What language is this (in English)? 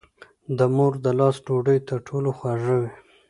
Pashto